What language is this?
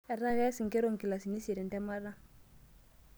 Masai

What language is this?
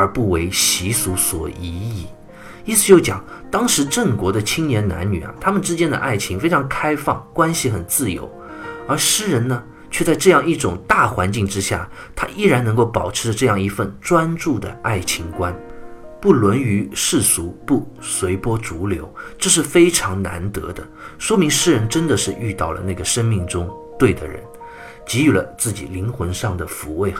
Chinese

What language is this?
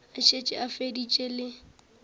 Northern Sotho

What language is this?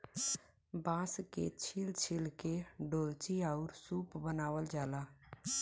Bhojpuri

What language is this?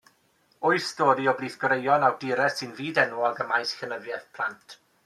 Welsh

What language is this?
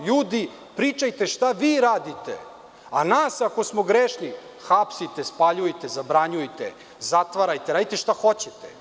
Serbian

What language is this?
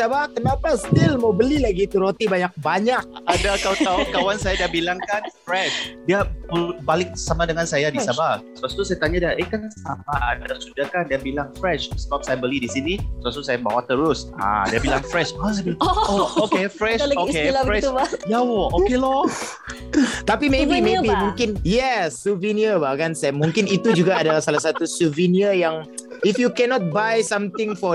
Malay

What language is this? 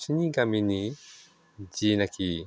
Bodo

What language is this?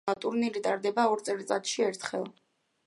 Georgian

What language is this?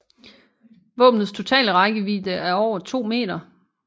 Danish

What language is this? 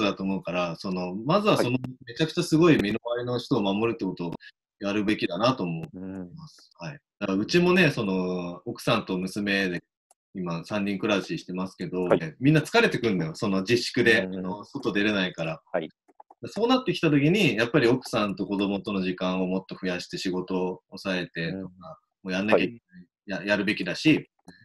Japanese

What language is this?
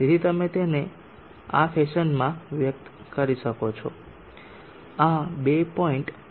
Gujarati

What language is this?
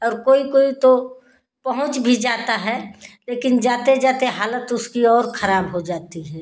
Hindi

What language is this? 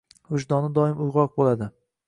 Uzbek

